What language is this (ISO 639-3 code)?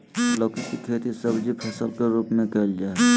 mag